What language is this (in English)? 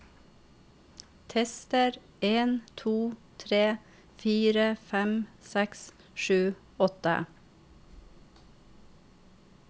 Norwegian